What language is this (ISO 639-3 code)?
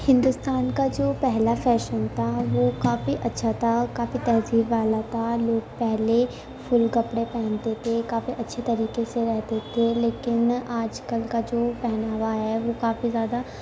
urd